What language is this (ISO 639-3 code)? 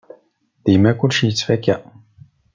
kab